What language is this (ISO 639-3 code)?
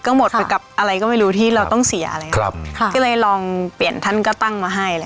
tha